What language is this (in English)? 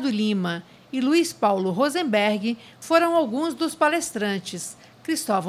Portuguese